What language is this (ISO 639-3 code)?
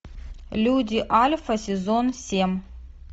rus